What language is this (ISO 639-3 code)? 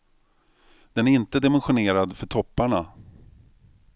swe